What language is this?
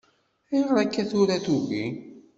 Kabyle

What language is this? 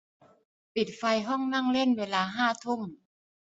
Thai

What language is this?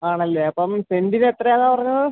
Malayalam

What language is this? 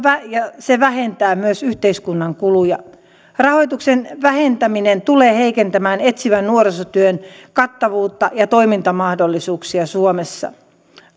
Finnish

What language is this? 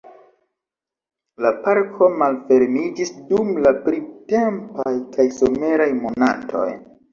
Esperanto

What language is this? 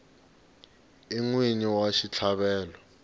Tsonga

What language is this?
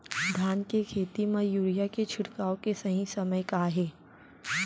Chhattisgarhi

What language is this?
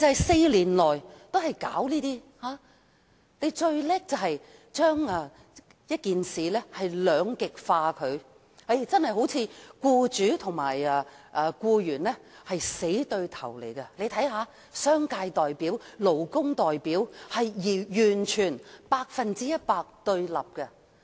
Cantonese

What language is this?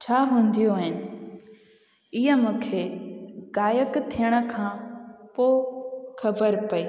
Sindhi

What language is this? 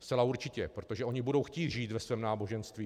Czech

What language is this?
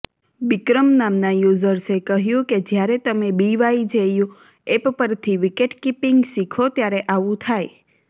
Gujarati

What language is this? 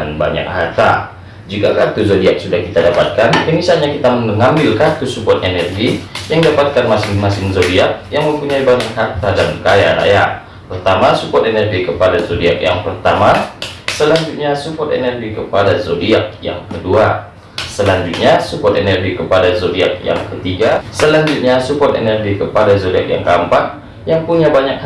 Indonesian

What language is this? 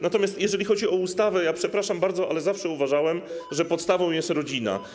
Polish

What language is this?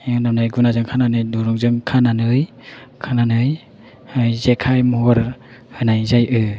Bodo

